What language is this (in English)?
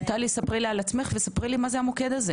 Hebrew